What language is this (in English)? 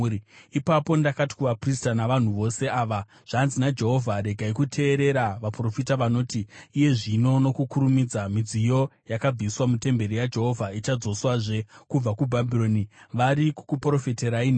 Shona